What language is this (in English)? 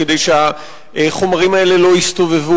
Hebrew